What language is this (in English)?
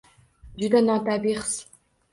Uzbek